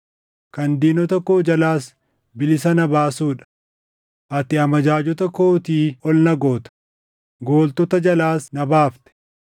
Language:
Oromo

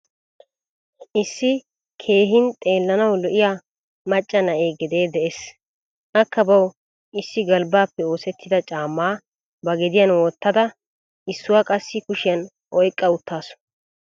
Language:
Wolaytta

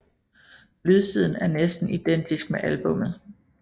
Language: Danish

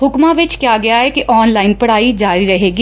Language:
Punjabi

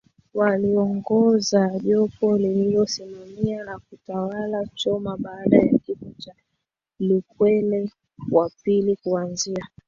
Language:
Swahili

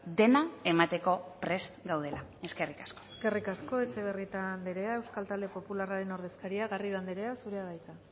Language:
Basque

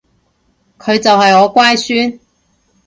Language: Cantonese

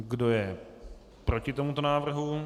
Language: Czech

